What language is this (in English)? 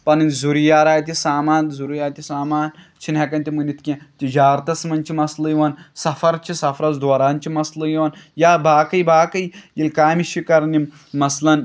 Kashmiri